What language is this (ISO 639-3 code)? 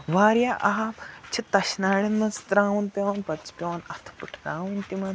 kas